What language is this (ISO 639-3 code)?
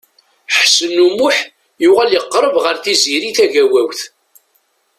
kab